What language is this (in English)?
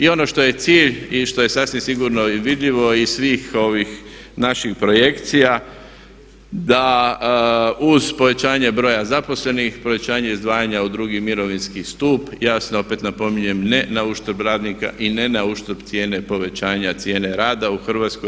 Croatian